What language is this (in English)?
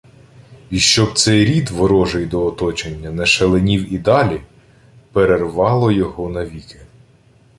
Ukrainian